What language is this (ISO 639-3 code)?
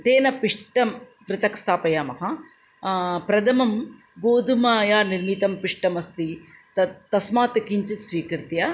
san